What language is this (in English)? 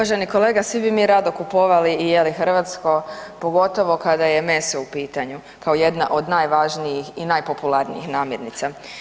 Croatian